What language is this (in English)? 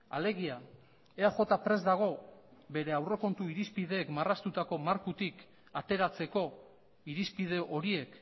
Basque